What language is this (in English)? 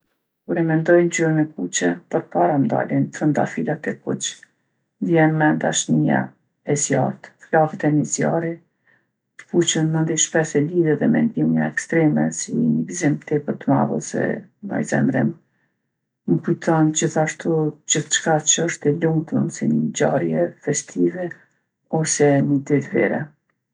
Gheg Albanian